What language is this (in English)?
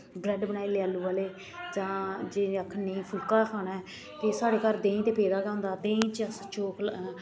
Dogri